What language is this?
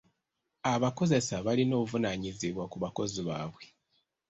Ganda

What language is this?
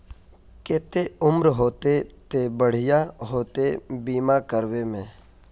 Magahi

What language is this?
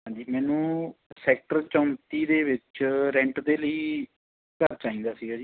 Punjabi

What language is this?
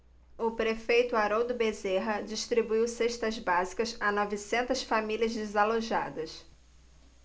Portuguese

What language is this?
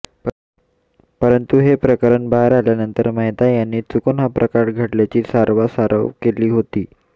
Marathi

